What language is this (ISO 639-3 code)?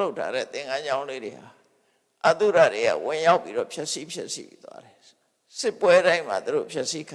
vie